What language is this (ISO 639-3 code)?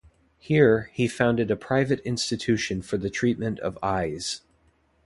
eng